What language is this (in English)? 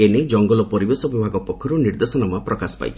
Odia